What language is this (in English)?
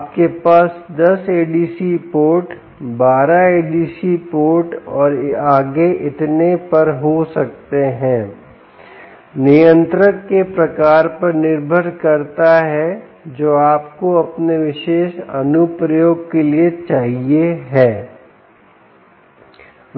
Hindi